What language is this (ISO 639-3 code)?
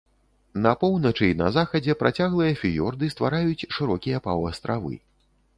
bel